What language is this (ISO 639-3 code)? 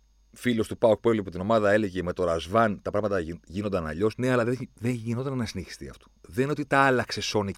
ell